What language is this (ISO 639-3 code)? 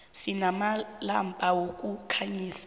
nbl